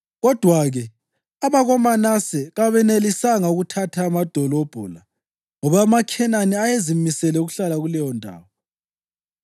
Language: North Ndebele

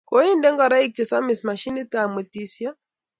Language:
Kalenjin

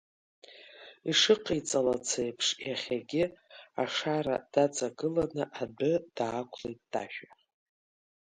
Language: Abkhazian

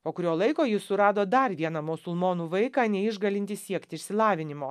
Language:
Lithuanian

